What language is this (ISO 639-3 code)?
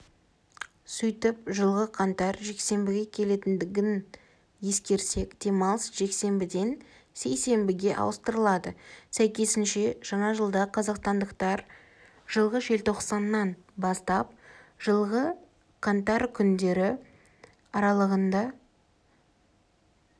kaz